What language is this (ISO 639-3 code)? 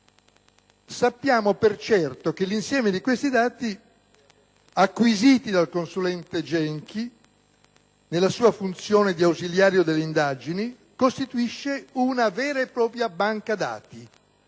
ita